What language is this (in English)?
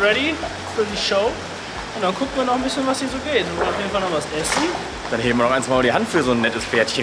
German